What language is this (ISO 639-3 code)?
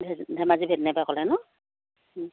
asm